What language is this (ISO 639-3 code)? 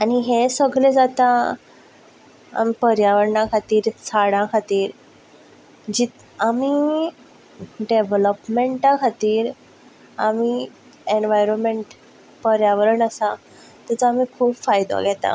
kok